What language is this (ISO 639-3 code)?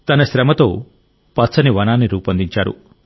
tel